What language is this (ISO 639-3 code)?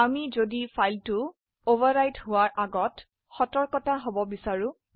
asm